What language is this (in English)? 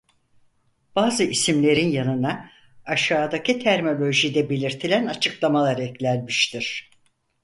Turkish